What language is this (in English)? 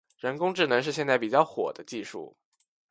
Chinese